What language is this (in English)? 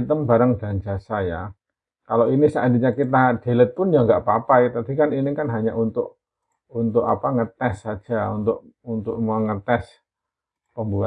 Indonesian